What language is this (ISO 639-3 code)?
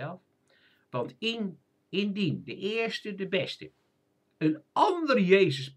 nld